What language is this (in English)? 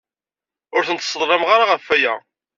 Kabyle